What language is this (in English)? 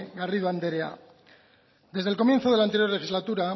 Spanish